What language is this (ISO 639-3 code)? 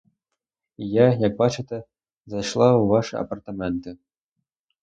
ukr